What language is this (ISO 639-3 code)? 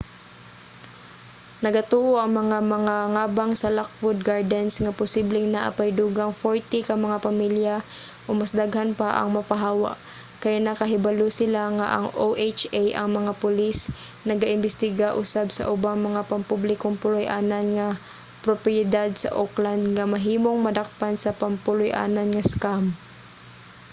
ceb